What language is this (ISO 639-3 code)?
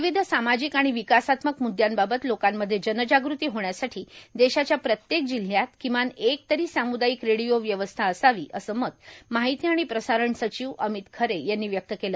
mar